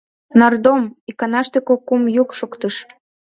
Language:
Mari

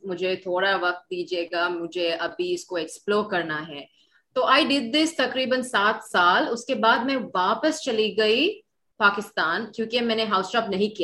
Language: Urdu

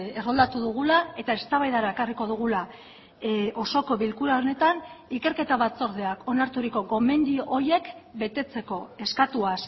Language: Basque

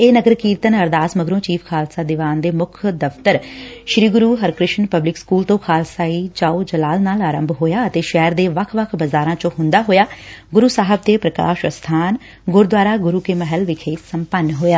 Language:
Punjabi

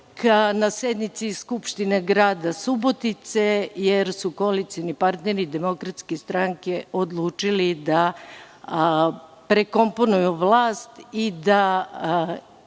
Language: Serbian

